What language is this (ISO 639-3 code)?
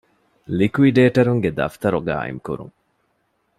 div